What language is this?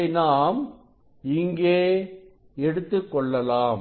Tamil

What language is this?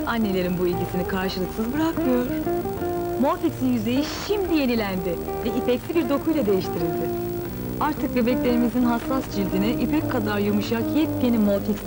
Turkish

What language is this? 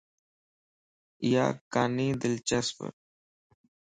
Lasi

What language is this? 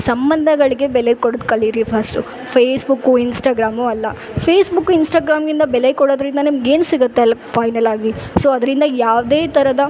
Kannada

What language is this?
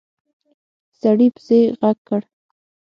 Pashto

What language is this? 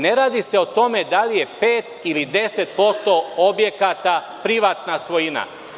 Serbian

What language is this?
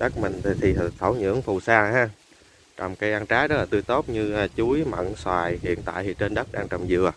Vietnamese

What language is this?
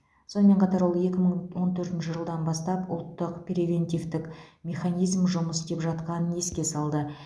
Kazakh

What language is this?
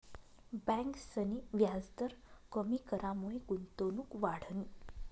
Marathi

